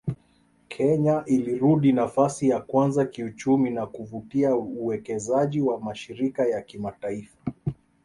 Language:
Swahili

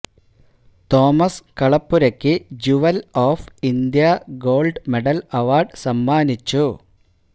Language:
Malayalam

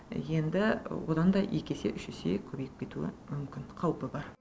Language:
Kazakh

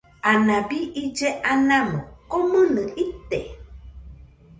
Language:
Nüpode Huitoto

